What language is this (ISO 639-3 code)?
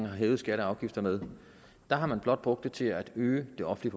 dan